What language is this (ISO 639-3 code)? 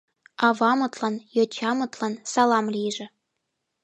chm